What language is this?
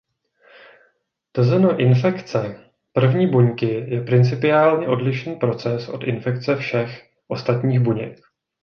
Czech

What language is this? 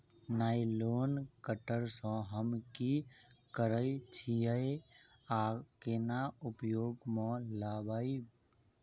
Maithili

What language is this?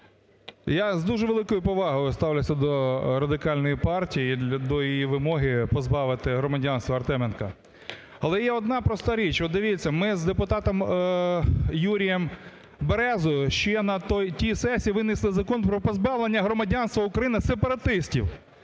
Ukrainian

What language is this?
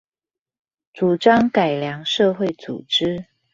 Chinese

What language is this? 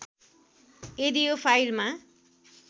Nepali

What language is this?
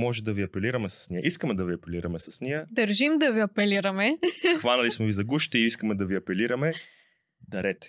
Bulgarian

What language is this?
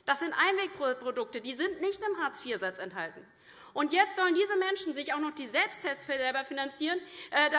German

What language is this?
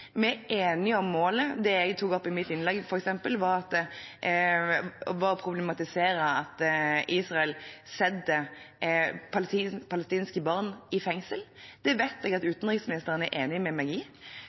Norwegian Bokmål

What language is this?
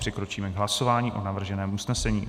Czech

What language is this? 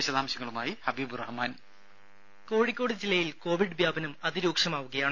Malayalam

